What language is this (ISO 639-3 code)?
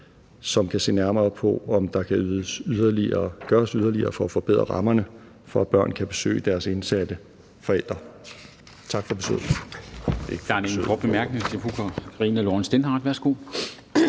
dan